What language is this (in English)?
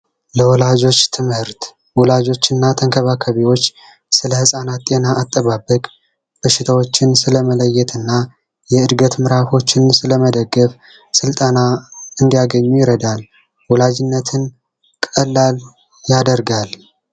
Amharic